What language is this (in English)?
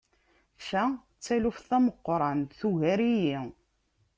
Kabyle